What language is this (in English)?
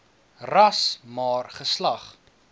Afrikaans